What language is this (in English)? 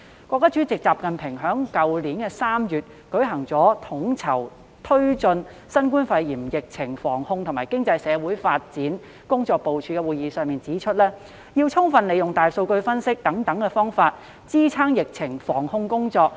Cantonese